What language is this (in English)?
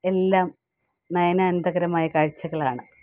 Malayalam